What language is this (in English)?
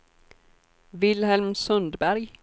Swedish